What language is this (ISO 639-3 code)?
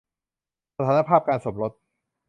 tha